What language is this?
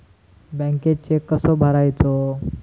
Marathi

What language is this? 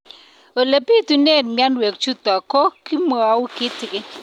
Kalenjin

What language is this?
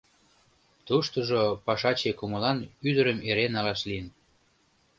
Mari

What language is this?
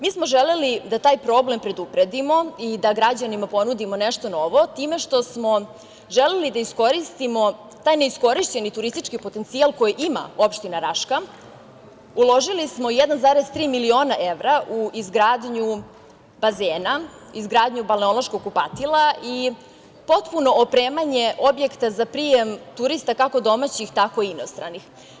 Serbian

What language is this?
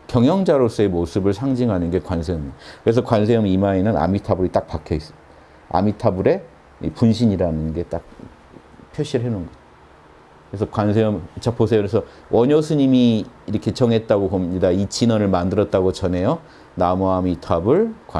Korean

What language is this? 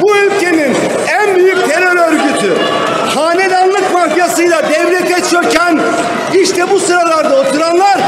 Turkish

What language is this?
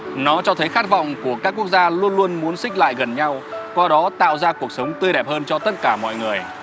Vietnamese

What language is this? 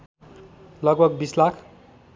Nepali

